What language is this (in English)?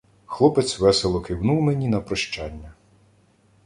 Ukrainian